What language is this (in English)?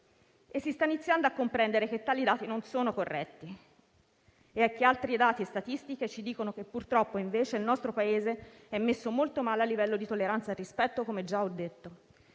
Italian